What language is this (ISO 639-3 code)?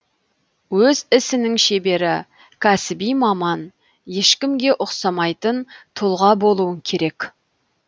kaz